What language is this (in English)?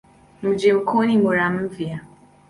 Swahili